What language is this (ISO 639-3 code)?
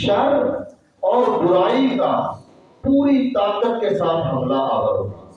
urd